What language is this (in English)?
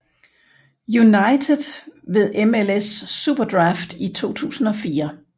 Danish